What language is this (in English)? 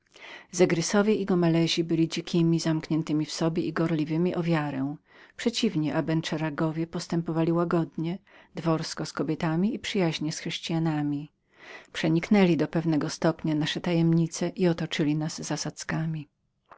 Polish